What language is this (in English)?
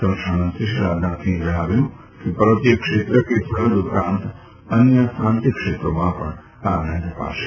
Gujarati